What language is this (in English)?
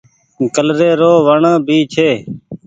Goaria